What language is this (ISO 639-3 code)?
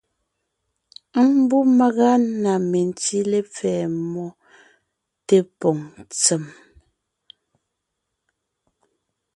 nnh